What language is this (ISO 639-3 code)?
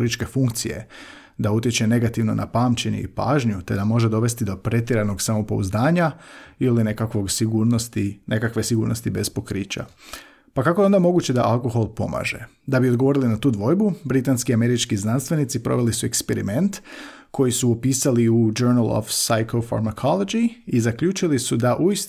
hrv